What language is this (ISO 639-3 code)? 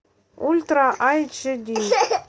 rus